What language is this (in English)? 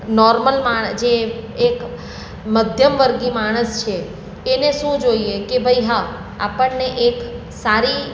Gujarati